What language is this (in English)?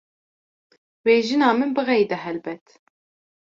Kurdish